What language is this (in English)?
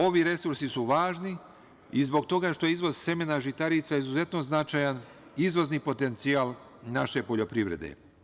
Serbian